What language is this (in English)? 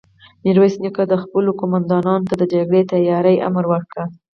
Pashto